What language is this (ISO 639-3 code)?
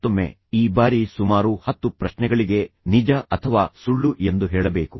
kan